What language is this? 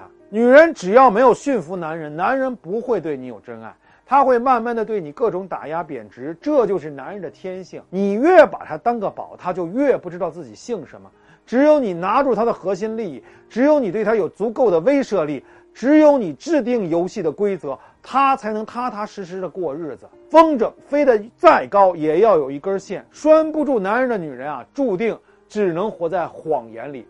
Chinese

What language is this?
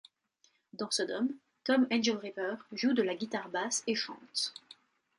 French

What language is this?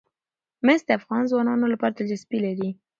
Pashto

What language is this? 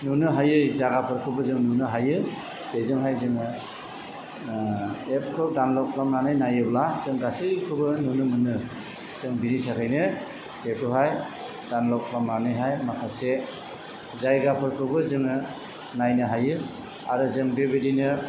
Bodo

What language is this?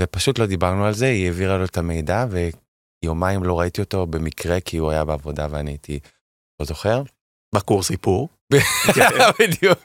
Hebrew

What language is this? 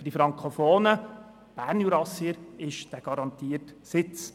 Swiss German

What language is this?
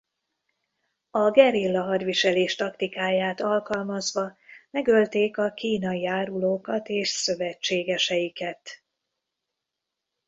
Hungarian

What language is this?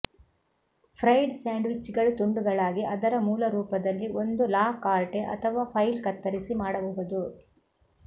Kannada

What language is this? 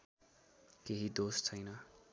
Nepali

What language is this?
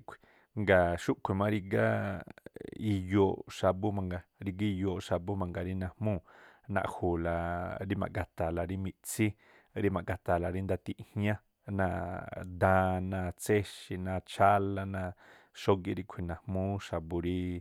Tlacoapa Me'phaa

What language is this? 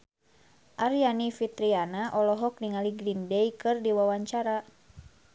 Sundanese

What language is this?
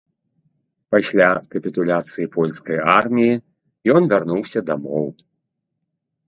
Belarusian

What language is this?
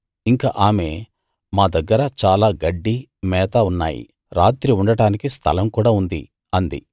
Telugu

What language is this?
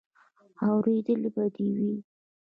Pashto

